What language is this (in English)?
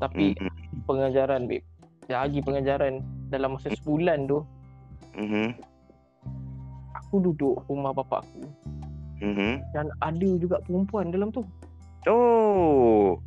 Malay